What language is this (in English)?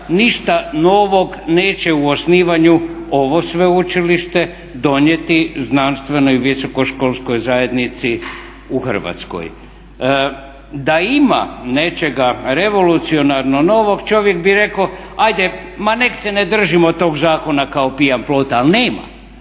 Croatian